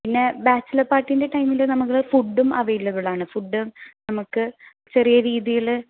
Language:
Malayalam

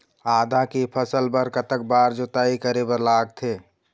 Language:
Chhattisgarhi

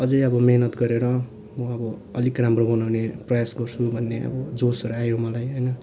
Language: Nepali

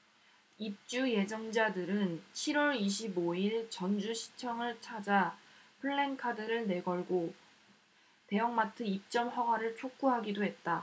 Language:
Korean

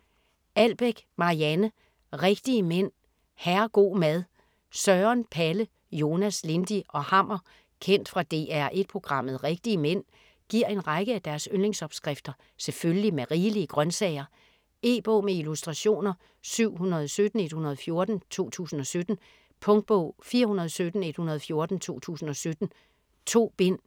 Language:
Danish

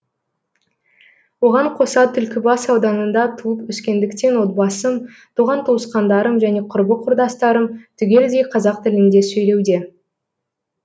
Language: Kazakh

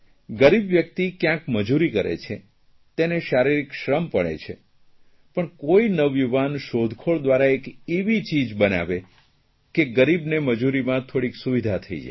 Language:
Gujarati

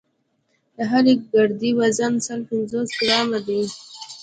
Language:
Pashto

